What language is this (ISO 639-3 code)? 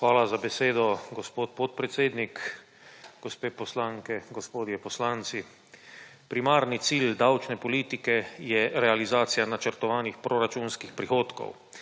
slv